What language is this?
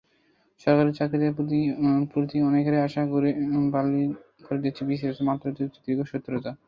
Bangla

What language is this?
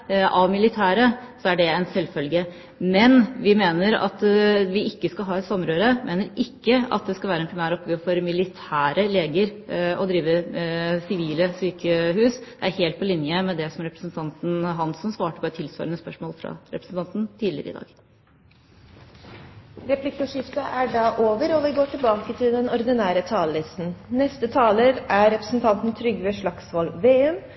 Norwegian Bokmål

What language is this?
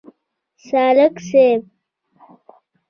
Pashto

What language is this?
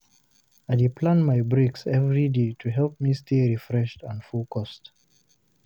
Nigerian Pidgin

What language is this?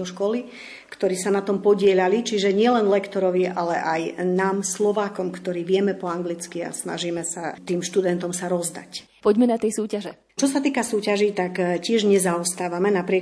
Slovak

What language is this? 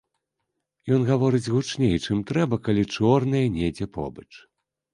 Belarusian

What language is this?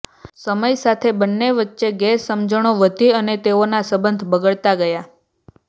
Gujarati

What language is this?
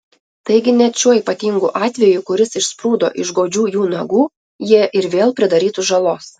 Lithuanian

